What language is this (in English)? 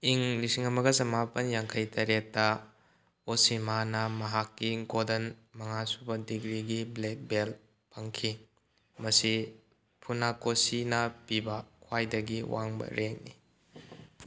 Manipuri